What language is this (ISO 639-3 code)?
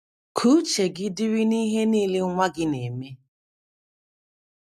ibo